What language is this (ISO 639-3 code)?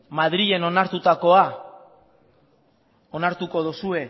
eus